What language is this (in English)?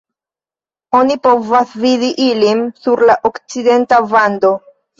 Esperanto